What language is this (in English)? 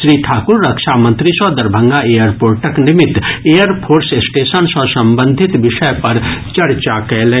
Maithili